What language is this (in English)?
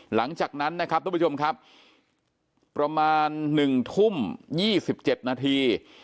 Thai